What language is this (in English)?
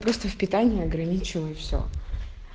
Russian